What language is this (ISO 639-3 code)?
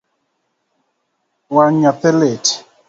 luo